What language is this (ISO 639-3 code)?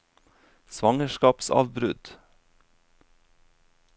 nor